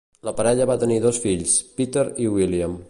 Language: Catalan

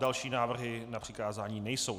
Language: Czech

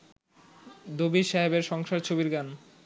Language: Bangla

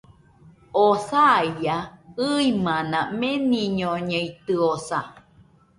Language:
Nüpode Huitoto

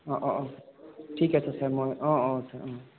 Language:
Assamese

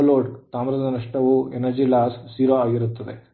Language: Kannada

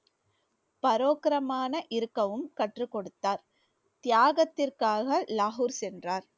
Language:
Tamil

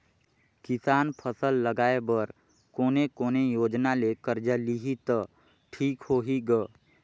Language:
Chhattisgarhi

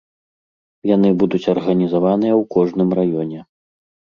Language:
Belarusian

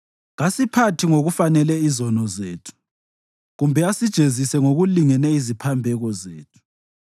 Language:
North Ndebele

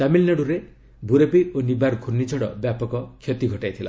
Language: Odia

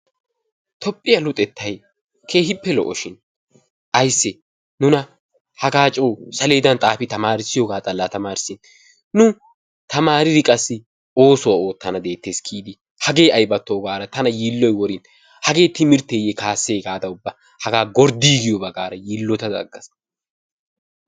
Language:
Wolaytta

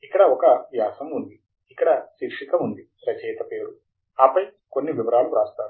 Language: Telugu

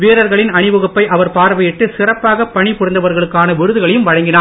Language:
Tamil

